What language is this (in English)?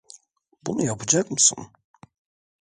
Turkish